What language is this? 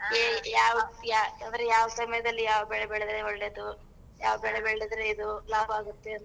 Kannada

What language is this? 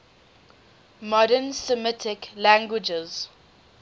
English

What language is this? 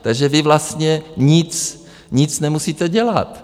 Czech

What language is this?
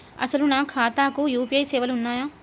Telugu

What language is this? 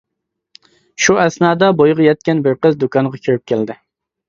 Uyghur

